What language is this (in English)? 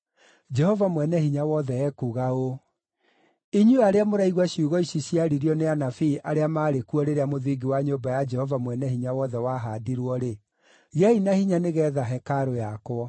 Kikuyu